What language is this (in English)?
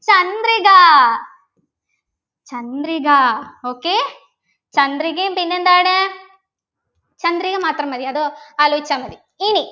Malayalam